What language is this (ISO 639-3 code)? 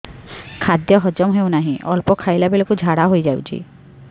ori